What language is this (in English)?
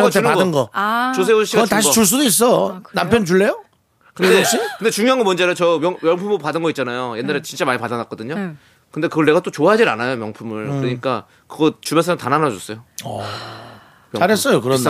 Korean